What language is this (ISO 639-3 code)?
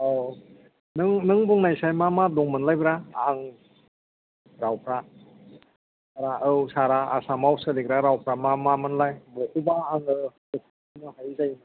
brx